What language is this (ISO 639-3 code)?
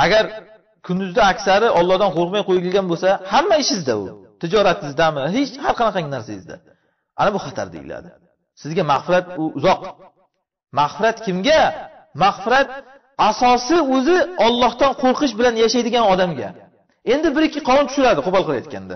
tur